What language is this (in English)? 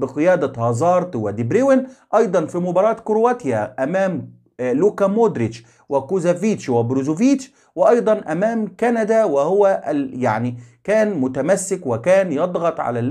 Arabic